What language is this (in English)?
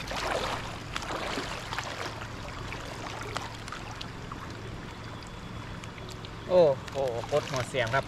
Thai